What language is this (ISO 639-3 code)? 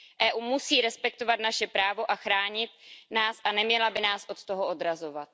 ces